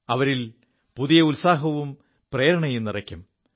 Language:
Malayalam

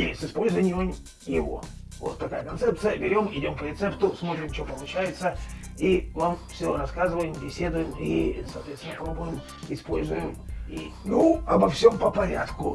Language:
Russian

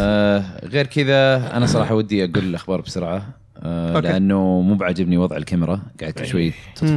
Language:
Arabic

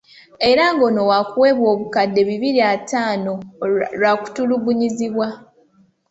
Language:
Ganda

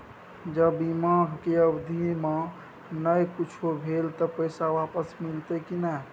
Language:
Maithili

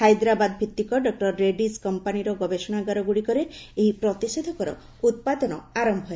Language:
Odia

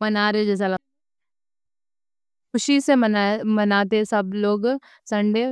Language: Deccan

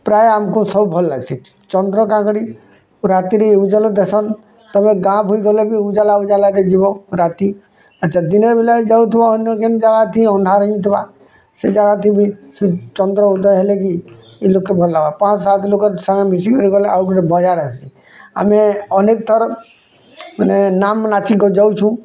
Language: Odia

